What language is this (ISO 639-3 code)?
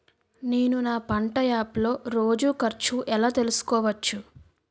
tel